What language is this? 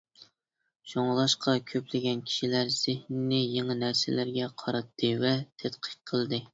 Uyghur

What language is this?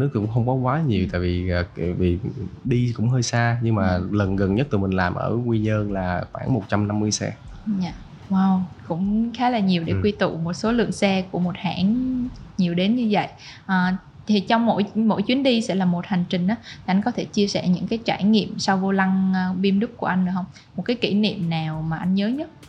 Vietnamese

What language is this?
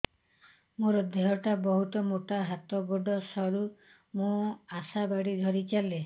Odia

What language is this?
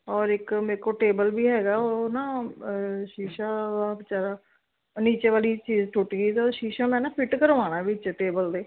Punjabi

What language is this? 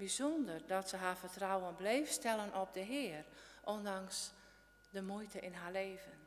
Dutch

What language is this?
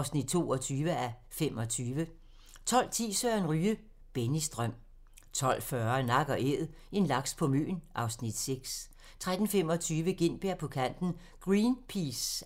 Danish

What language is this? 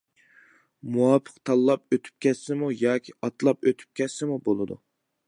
Uyghur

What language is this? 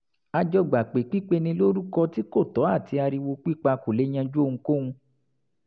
Yoruba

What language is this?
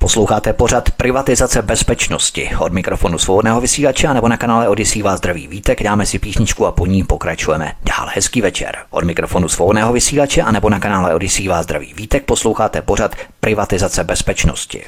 Czech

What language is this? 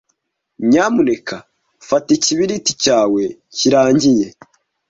Kinyarwanda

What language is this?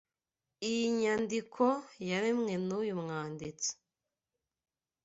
Kinyarwanda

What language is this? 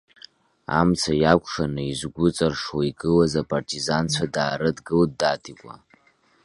Abkhazian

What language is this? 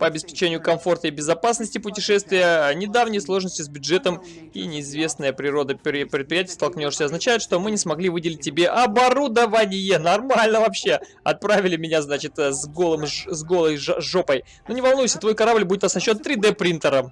Russian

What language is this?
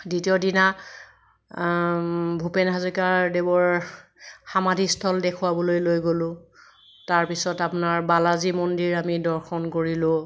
Assamese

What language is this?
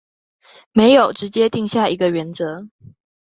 Chinese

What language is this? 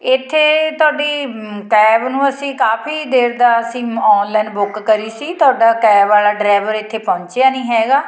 Punjabi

